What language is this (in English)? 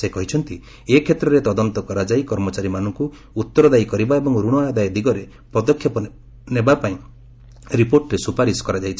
Odia